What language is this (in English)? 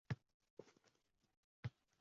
Uzbek